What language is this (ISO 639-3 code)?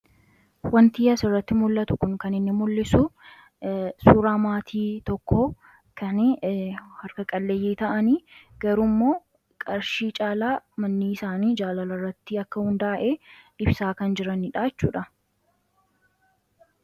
orm